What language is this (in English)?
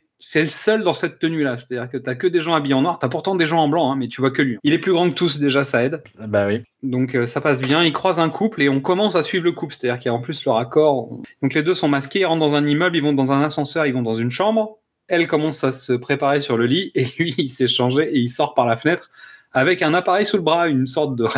French